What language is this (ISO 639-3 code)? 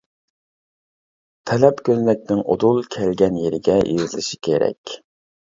uig